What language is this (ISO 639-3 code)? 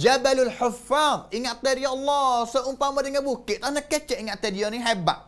msa